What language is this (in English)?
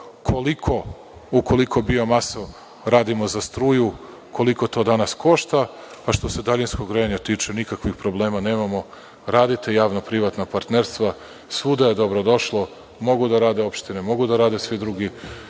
Serbian